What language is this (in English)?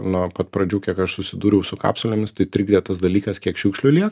Lithuanian